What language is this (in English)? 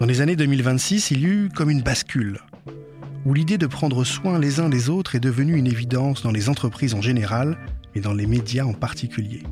French